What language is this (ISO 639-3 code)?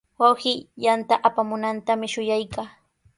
qws